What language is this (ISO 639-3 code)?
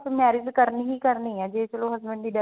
pan